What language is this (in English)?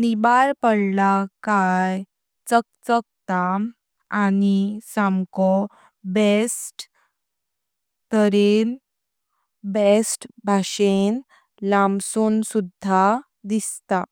Konkani